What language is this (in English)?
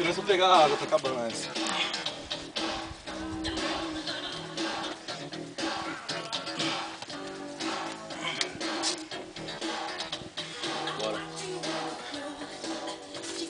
Portuguese